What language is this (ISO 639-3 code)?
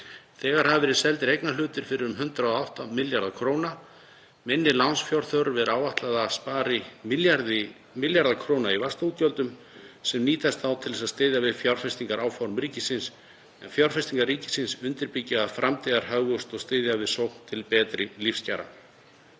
isl